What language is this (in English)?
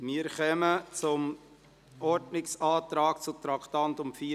Swiss German